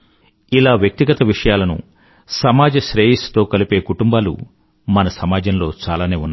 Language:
Telugu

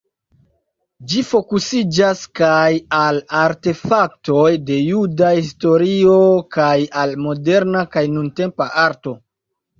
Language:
Esperanto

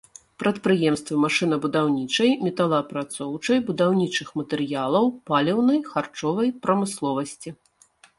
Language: Belarusian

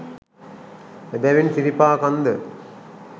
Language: Sinhala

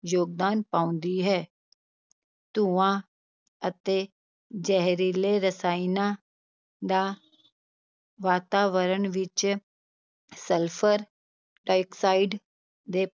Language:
Punjabi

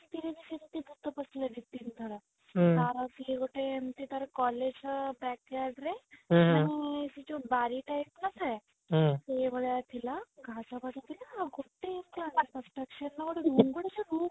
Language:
Odia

